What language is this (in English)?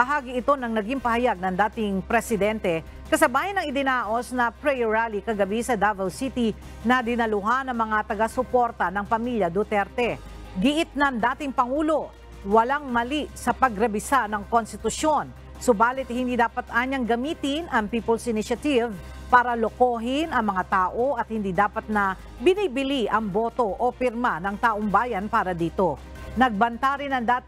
Filipino